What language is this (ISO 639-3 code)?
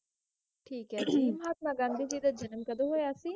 pan